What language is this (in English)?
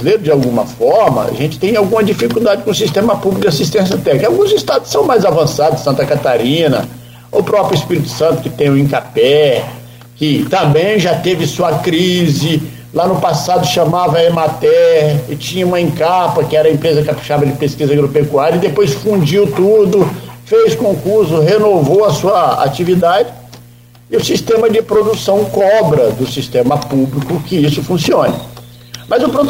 Portuguese